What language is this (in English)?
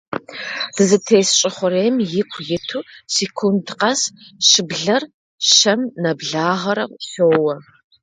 Kabardian